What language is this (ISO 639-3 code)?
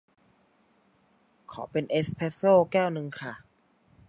tha